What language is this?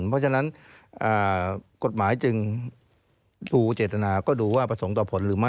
Thai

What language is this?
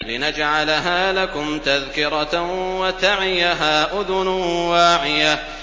Arabic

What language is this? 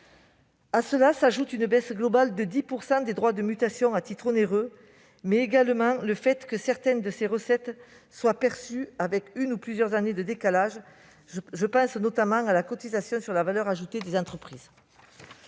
French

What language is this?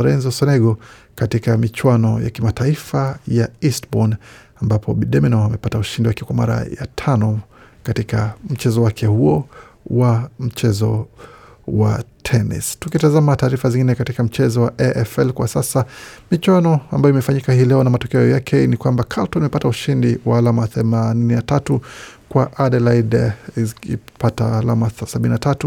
Swahili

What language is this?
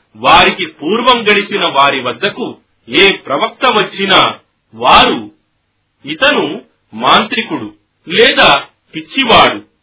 Telugu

